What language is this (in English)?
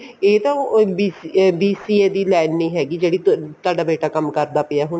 Punjabi